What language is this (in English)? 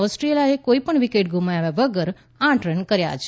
Gujarati